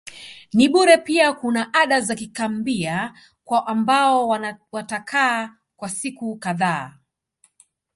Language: Swahili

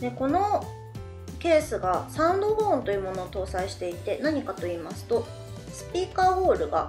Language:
Japanese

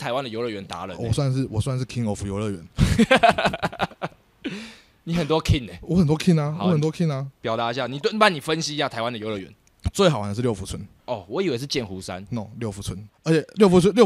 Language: Chinese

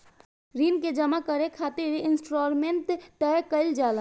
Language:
Bhojpuri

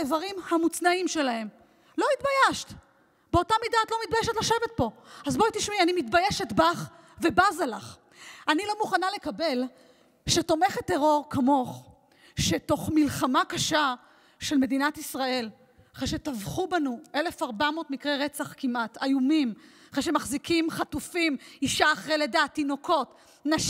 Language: Hebrew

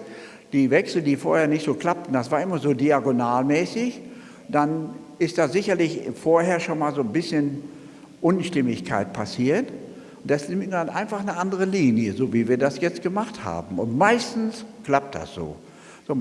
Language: German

